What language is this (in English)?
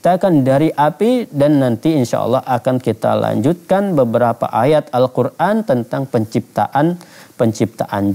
Indonesian